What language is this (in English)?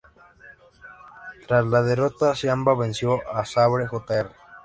Spanish